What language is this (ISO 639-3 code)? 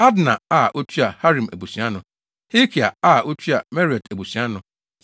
aka